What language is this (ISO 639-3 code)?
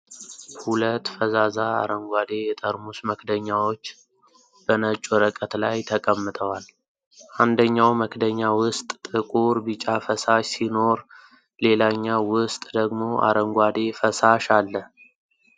amh